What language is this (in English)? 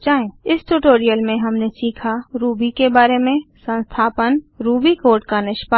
Hindi